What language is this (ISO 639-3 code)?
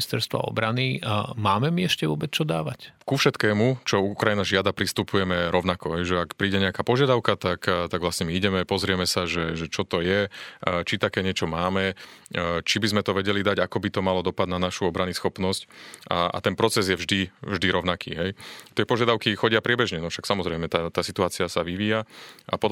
slk